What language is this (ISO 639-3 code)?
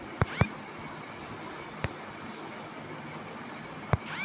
mai